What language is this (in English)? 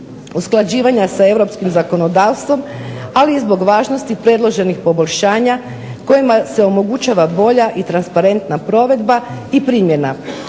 Croatian